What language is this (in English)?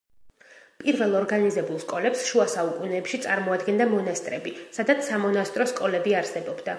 Georgian